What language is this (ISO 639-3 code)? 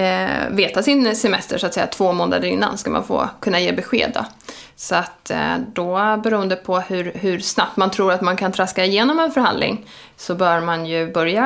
swe